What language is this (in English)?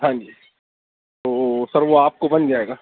Urdu